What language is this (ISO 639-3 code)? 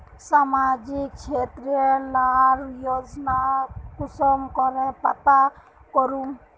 mag